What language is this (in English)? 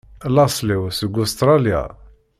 Kabyle